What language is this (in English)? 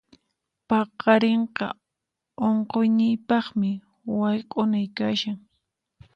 Puno Quechua